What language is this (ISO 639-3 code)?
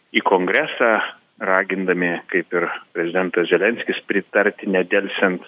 lit